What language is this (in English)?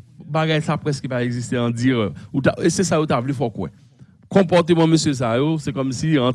French